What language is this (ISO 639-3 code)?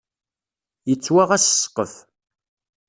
kab